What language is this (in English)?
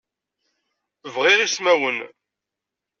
Kabyle